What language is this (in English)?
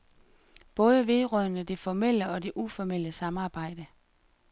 Danish